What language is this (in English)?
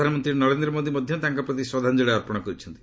Odia